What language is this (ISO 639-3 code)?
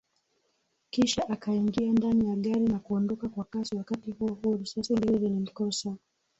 swa